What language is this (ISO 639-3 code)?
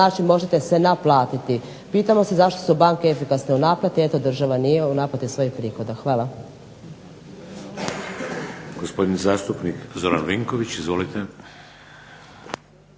hrv